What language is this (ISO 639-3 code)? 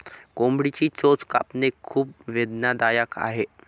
mar